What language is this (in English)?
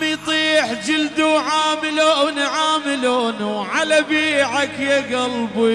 Arabic